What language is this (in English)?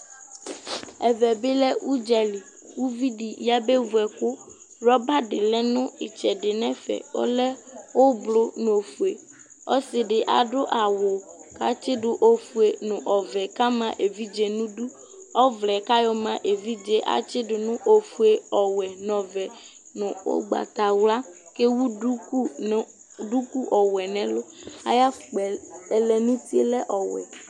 Ikposo